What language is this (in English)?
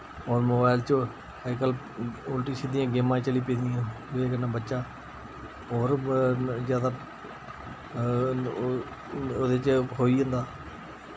Dogri